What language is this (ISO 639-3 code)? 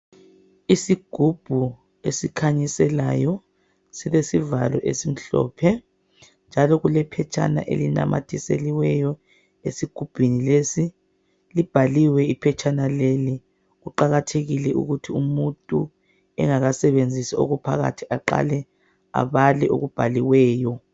nde